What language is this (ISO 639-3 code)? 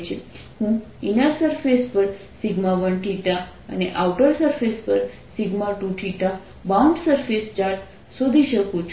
guj